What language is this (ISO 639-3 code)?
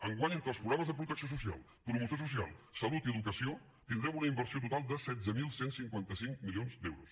cat